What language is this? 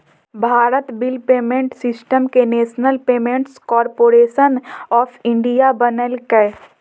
Magahi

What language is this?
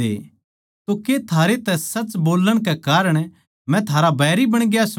Haryanvi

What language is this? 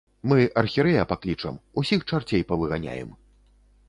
Belarusian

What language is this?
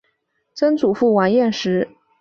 Chinese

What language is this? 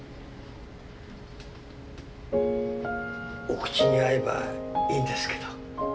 Japanese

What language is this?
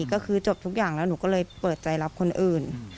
Thai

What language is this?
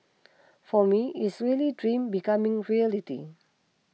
English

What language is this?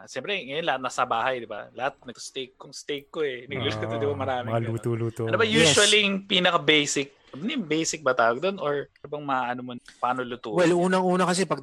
Filipino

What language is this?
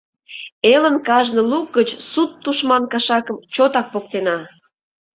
Mari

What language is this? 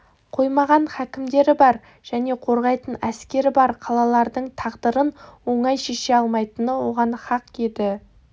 Kazakh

